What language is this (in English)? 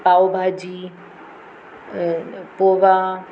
Sindhi